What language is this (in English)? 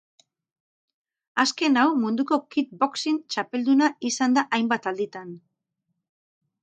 Basque